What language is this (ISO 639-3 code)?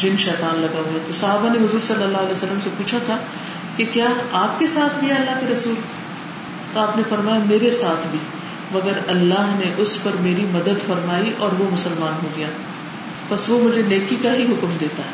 urd